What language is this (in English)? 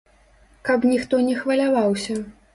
Belarusian